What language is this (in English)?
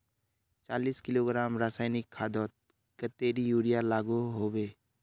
Magahi